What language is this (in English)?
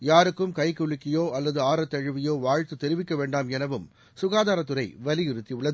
Tamil